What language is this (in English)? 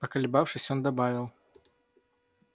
Russian